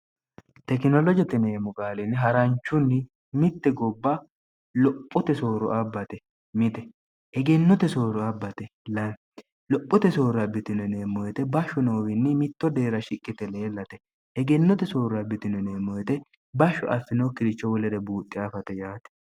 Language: Sidamo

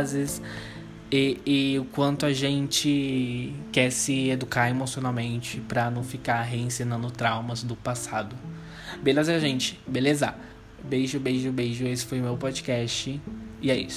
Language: Portuguese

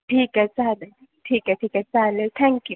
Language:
Marathi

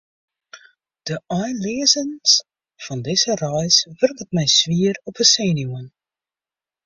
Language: Western Frisian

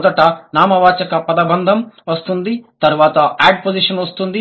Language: Telugu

